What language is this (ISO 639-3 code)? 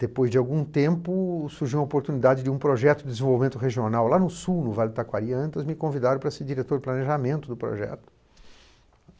por